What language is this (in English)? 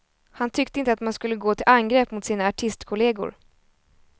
Swedish